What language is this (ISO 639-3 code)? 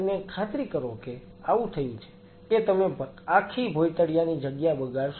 guj